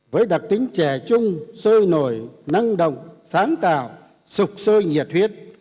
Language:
Vietnamese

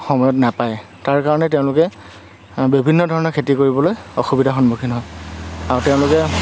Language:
Assamese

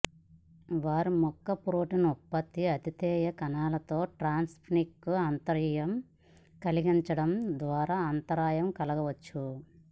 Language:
Telugu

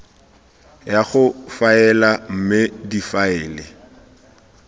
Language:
Tswana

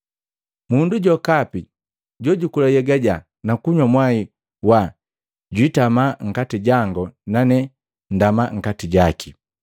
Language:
Matengo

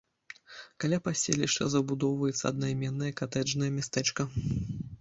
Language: Belarusian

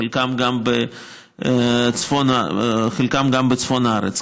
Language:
Hebrew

